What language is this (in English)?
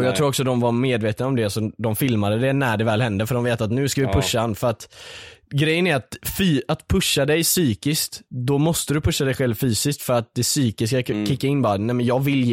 Swedish